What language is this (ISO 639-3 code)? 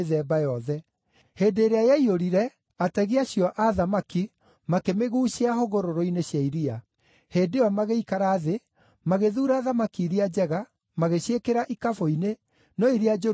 kik